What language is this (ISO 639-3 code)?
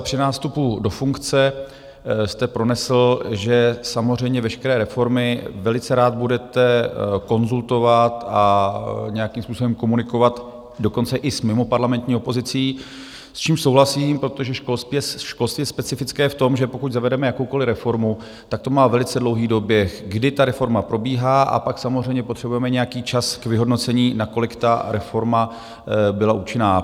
ces